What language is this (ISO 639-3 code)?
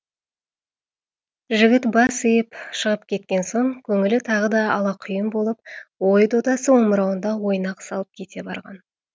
kaz